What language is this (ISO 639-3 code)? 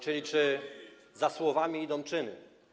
pol